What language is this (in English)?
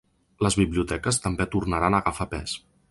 Catalan